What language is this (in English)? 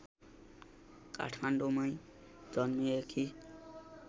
Nepali